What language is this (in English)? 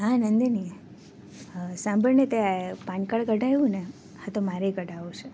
Gujarati